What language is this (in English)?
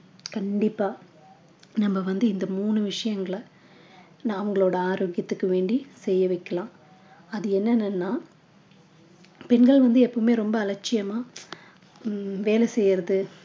Tamil